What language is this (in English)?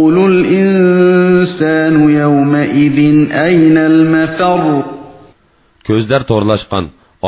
Arabic